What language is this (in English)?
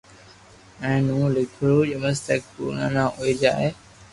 Loarki